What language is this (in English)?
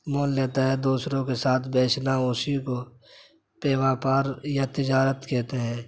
Urdu